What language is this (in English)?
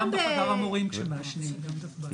Hebrew